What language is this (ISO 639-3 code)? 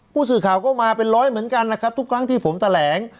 tha